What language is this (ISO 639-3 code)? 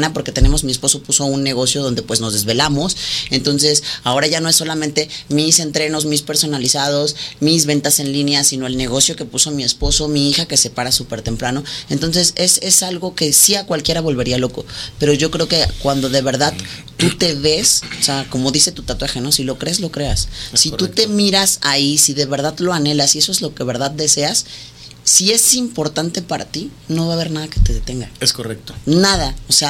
spa